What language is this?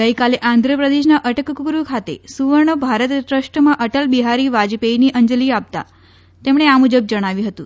Gujarati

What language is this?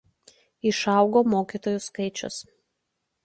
Lithuanian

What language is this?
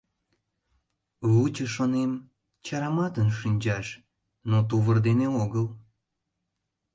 Mari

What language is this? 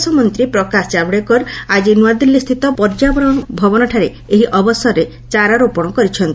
Odia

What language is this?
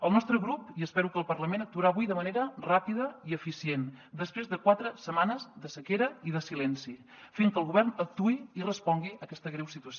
Catalan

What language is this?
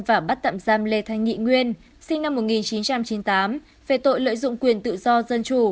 Vietnamese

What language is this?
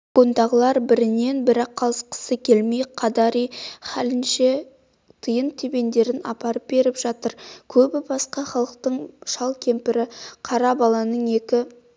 Kazakh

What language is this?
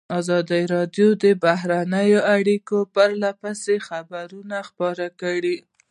Pashto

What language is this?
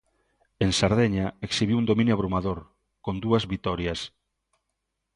Galician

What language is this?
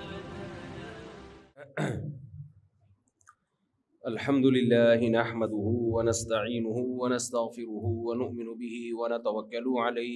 Urdu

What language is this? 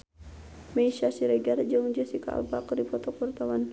Sundanese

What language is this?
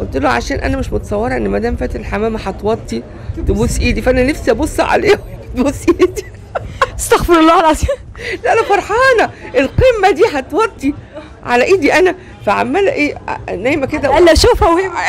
Arabic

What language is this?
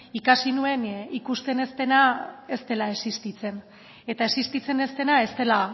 Basque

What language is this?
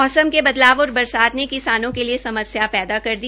Hindi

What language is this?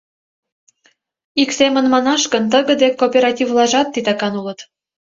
Mari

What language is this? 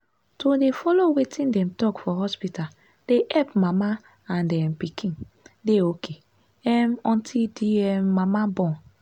Nigerian Pidgin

